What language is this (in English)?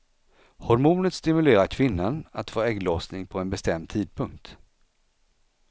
Swedish